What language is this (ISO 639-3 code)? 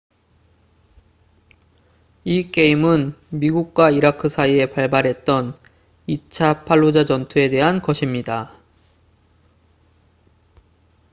kor